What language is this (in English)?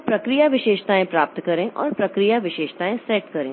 Hindi